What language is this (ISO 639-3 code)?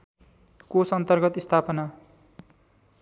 nep